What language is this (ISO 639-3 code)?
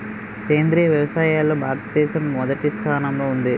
tel